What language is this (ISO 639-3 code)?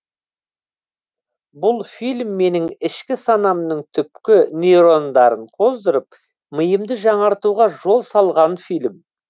kaz